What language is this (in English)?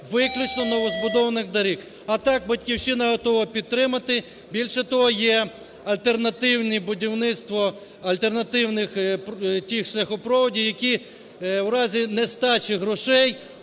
Ukrainian